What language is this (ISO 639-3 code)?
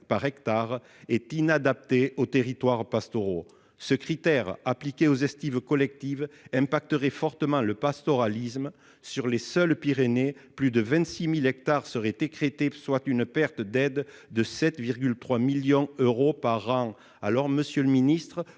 fra